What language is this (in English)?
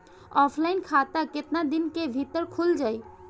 Bhojpuri